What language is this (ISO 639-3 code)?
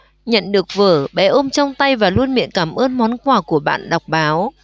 vie